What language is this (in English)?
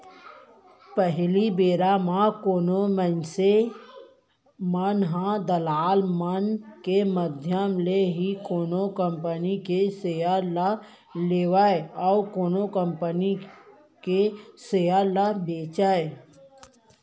Chhattisgarhi